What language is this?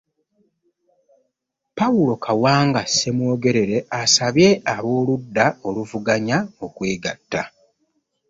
Ganda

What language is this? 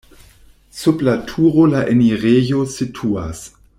Esperanto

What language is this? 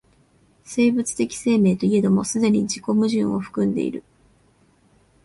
Japanese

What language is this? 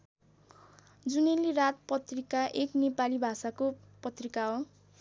Nepali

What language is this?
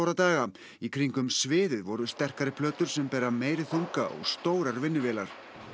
Icelandic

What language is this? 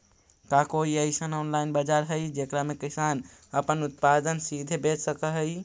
Magahi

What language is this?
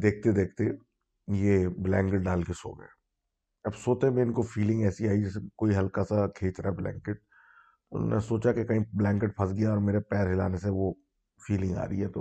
Urdu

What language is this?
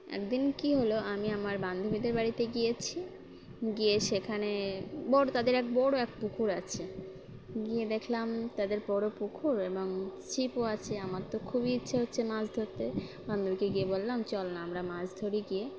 Bangla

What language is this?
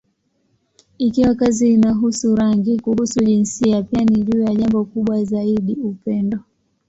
Swahili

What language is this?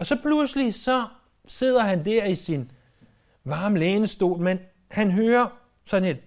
Danish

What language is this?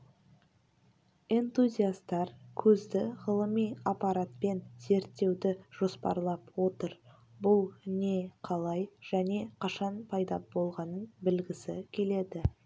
Kazakh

